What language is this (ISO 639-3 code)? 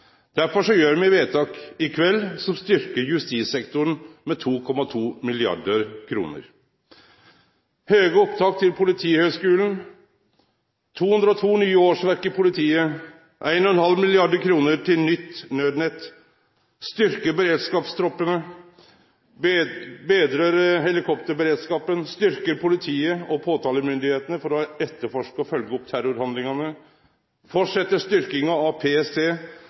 nno